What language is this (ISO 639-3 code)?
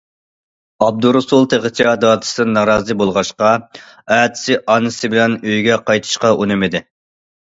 uig